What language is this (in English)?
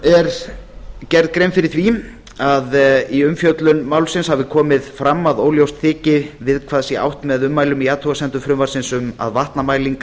Icelandic